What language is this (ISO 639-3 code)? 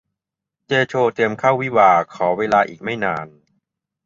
tha